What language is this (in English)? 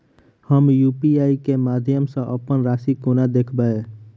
Maithili